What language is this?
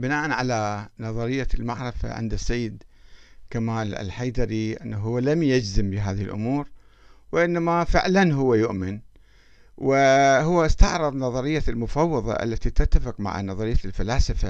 Arabic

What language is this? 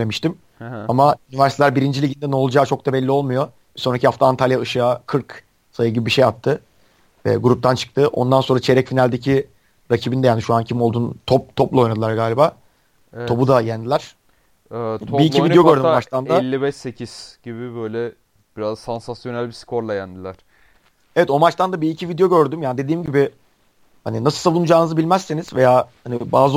Turkish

